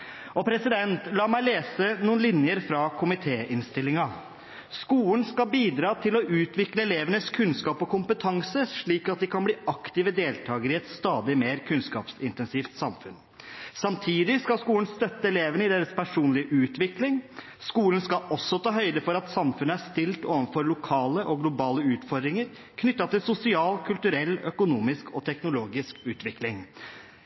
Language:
Norwegian Bokmål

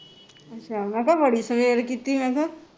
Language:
Punjabi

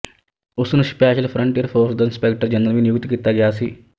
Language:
Punjabi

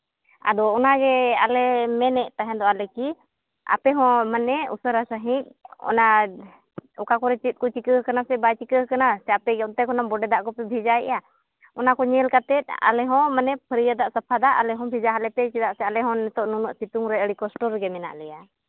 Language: Santali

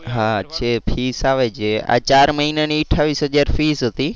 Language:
Gujarati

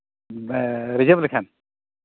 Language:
Santali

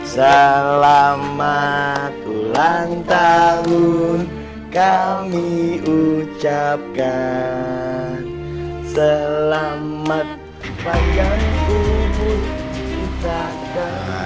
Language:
Indonesian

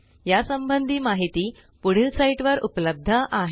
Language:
Marathi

